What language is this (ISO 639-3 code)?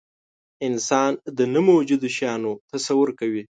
pus